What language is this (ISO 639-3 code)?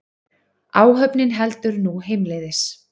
isl